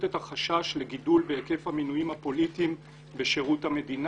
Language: Hebrew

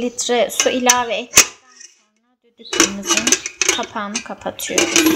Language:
Turkish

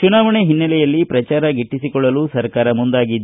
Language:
Kannada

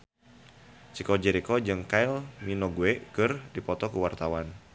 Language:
Sundanese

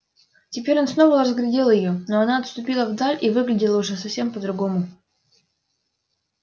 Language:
Russian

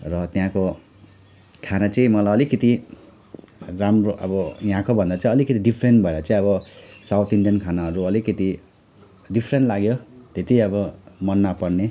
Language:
Nepali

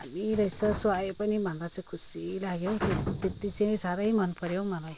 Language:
Nepali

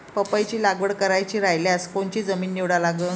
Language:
Marathi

